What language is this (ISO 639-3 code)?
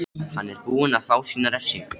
isl